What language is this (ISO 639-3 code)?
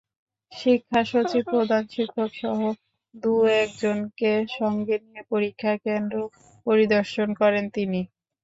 ben